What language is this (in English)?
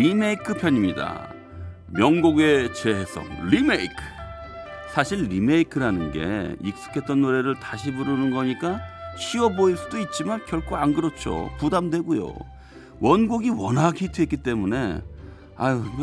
Korean